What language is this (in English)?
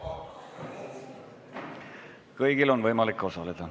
Estonian